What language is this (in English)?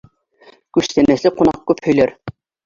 Bashkir